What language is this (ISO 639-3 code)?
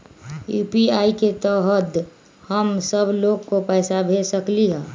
mag